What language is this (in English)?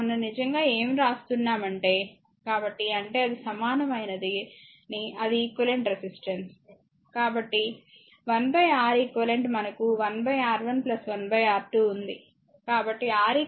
Telugu